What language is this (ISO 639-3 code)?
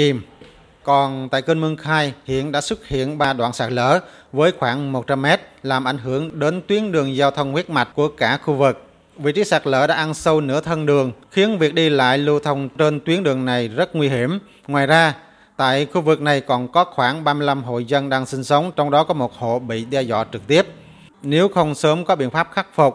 vie